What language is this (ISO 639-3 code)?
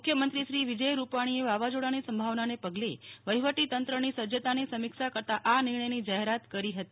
guj